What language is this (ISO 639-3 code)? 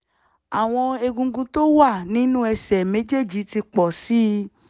yor